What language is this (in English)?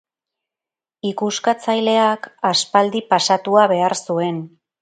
Basque